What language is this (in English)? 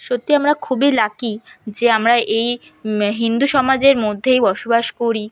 Bangla